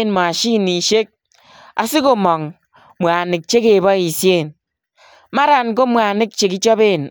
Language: Kalenjin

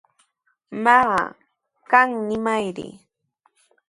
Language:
Sihuas Ancash Quechua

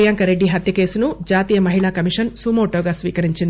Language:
Telugu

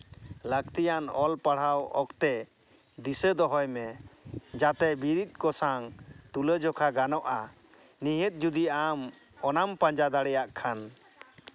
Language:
Santali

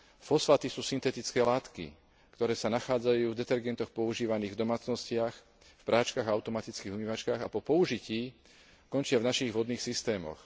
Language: Slovak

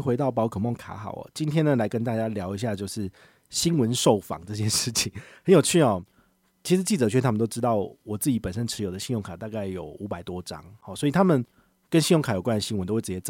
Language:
Chinese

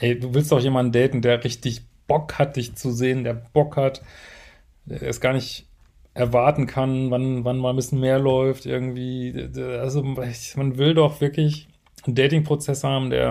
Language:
German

